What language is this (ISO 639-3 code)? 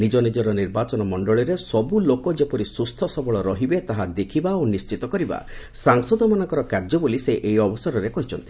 ori